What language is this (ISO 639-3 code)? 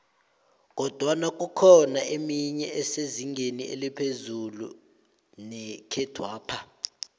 nbl